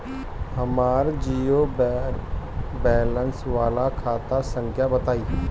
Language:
Bhojpuri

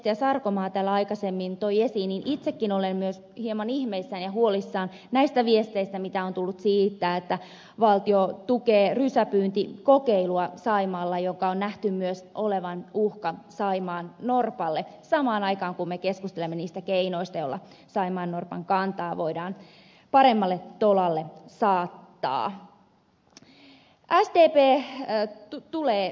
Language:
Finnish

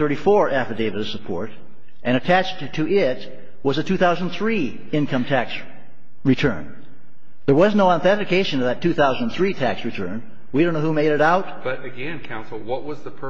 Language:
English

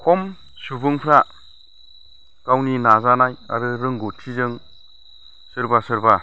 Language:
Bodo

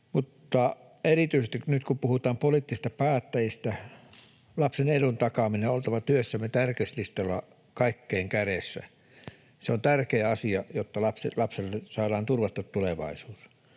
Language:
Finnish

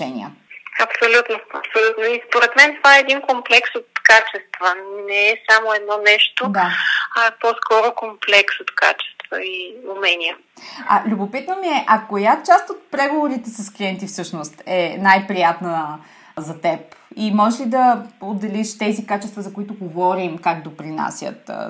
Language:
Bulgarian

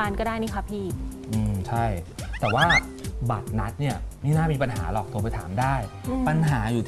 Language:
Thai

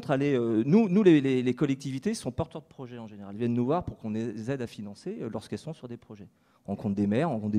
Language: French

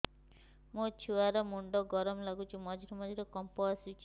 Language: Odia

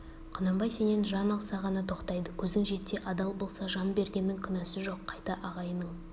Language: Kazakh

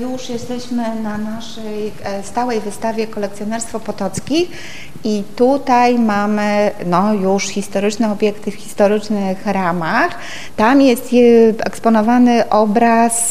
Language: Polish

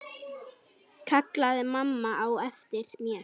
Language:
Icelandic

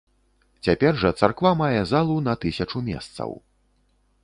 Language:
Belarusian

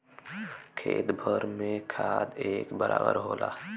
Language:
Bhojpuri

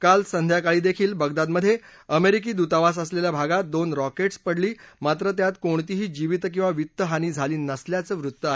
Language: Marathi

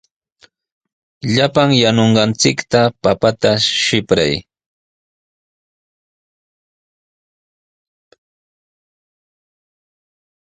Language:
Sihuas Ancash Quechua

